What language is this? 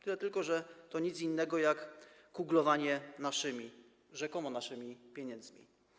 Polish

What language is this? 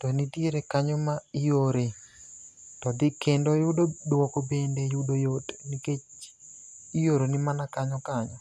Luo (Kenya and Tanzania)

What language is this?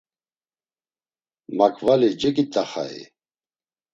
Laz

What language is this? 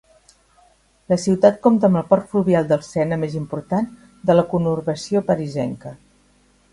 Catalan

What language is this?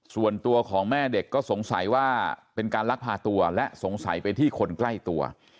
Thai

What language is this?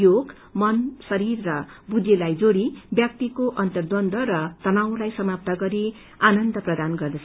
Nepali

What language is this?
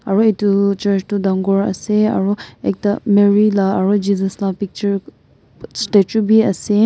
Naga Pidgin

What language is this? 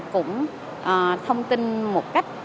Vietnamese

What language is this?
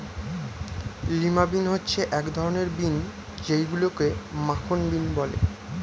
Bangla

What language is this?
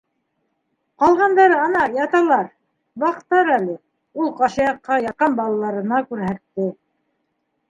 Bashkir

